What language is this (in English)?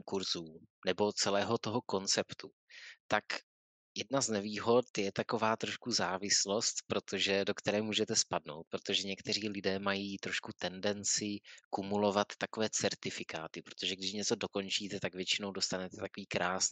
Czech